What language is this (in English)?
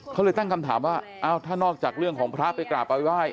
Thai